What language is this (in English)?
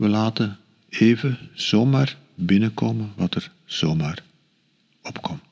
Dutch